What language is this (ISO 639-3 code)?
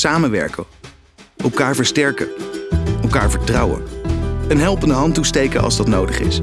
nld